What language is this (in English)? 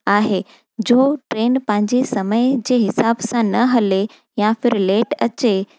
Sindhi